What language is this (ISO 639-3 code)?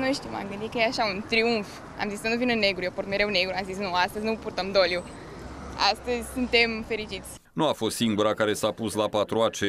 ron